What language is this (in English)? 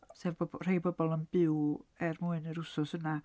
Welsh